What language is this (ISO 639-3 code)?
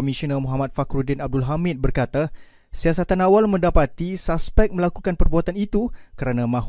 msa